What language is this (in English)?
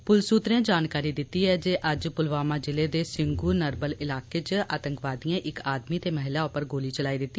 Dogri